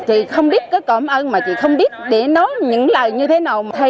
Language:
Vietnamese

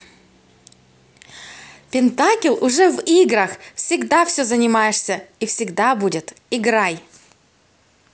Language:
Russian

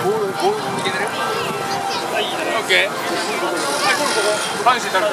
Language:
Japanese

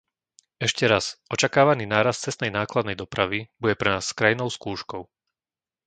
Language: Slovak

